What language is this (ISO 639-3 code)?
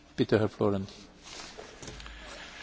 deu